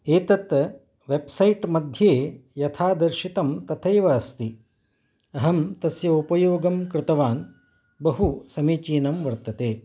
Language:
Sanskrit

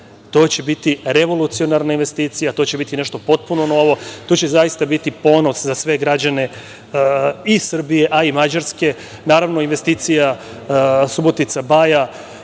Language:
Serbian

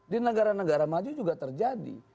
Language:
Indonesian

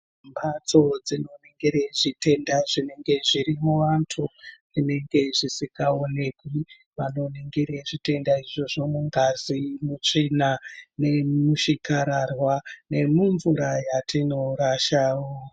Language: Ndau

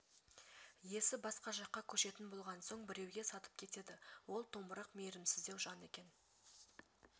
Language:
Kazakh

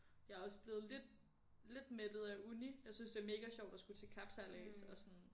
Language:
Danish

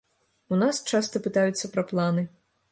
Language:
Belarusian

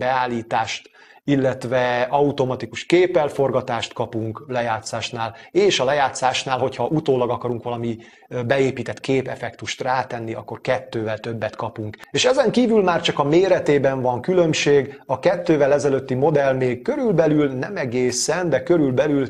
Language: Hungarian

